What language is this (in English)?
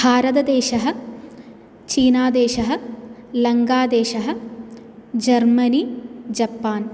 Sanskrit